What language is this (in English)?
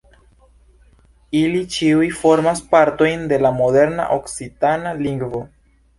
Esperanto